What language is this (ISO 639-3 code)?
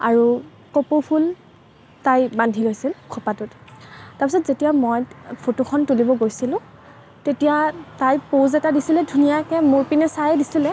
asm